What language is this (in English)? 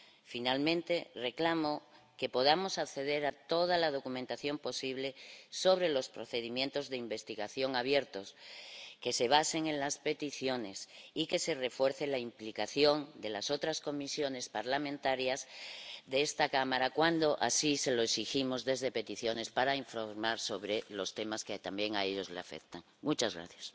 Spanish